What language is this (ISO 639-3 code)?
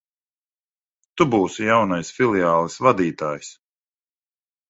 lav